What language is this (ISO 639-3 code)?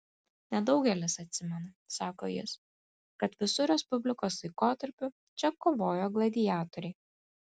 lit